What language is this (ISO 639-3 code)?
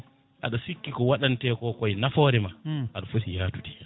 ful